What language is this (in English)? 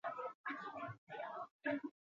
Basque